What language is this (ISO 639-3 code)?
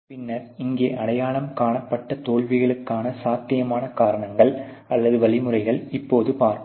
tam